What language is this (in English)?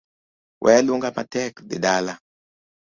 Luo (Kenya and Tanzania)